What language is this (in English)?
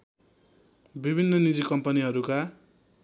Nepali